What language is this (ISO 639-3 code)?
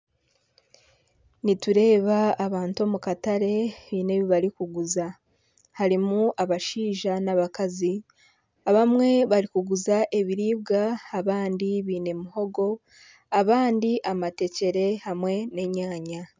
nyn